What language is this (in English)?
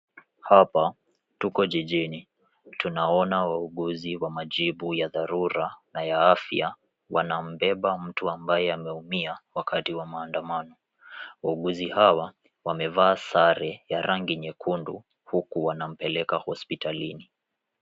Swahili